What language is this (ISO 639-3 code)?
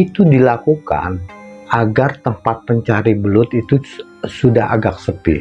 ind